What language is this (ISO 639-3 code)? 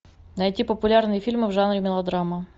rus